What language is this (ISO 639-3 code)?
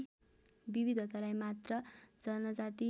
nep